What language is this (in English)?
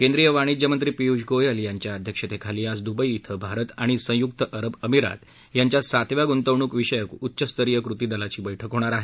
Marathi